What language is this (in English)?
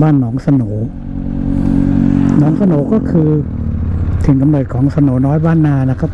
Thai